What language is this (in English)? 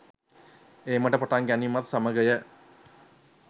Sinhala